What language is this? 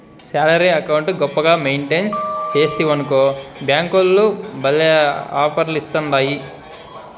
Telugu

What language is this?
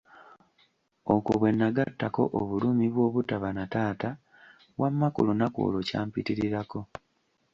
Ganda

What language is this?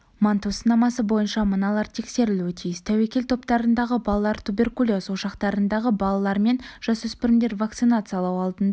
Kazakh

